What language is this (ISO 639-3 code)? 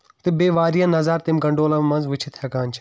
kas